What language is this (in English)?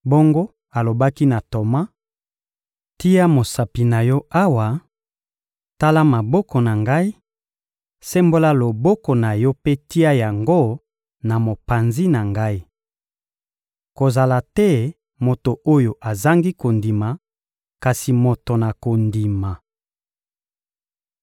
Lingala